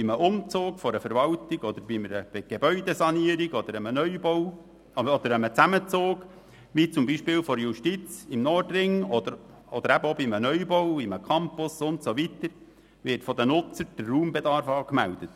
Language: Swiss German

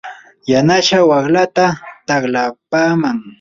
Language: Yanahuanca Pasco Quechua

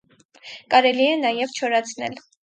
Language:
Armenian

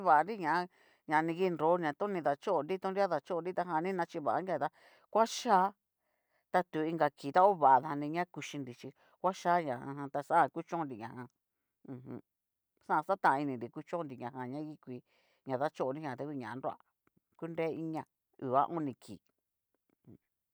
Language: Cacaloxtepec Mixtec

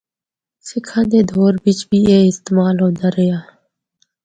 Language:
Northern Hindko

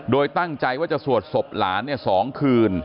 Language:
Thai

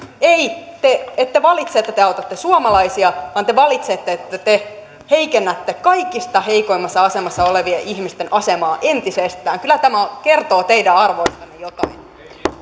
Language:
Finnish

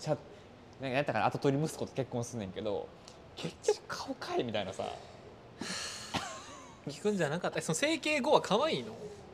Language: Japanese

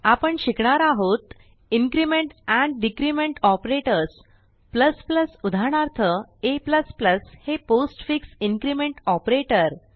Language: Marathi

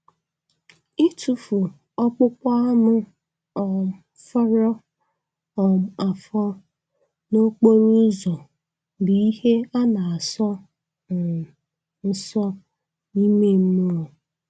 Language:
Igbo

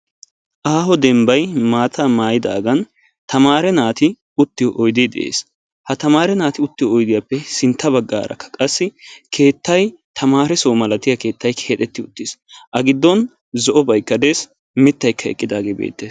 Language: Wolaytta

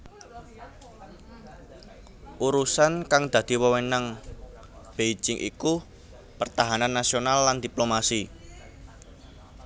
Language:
Javanese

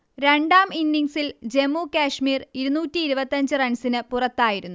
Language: Malayalam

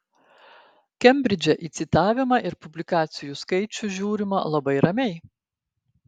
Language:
Lithuanian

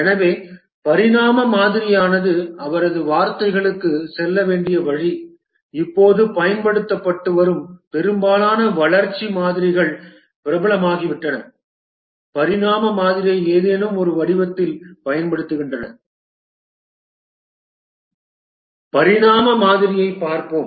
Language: Tamil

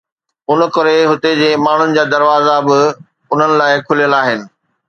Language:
Sindhi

